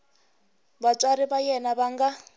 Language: Tsonga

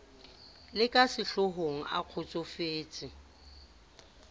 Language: Southern Sotho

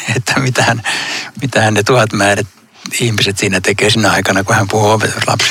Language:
Finnish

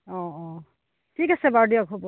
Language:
Assamese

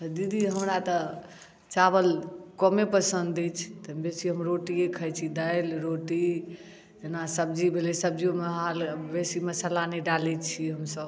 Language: Maithili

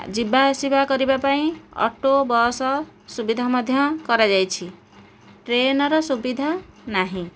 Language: Odia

